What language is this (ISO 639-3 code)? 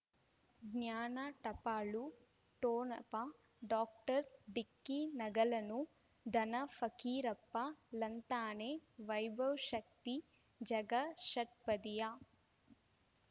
kan